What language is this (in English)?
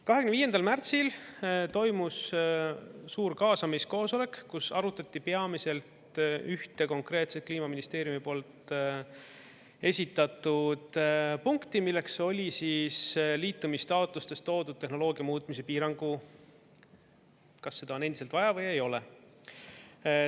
Estonian